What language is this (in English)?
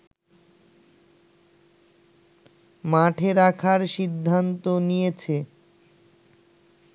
Bangla